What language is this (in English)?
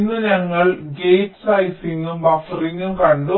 Malayalam